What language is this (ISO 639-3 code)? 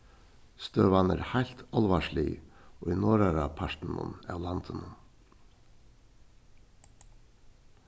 fao